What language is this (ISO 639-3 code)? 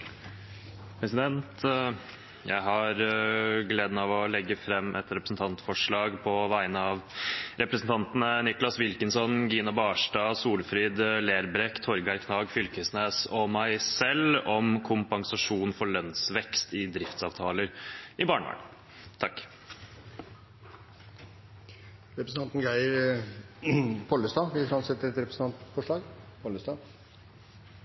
nor